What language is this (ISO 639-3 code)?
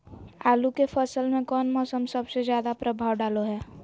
mag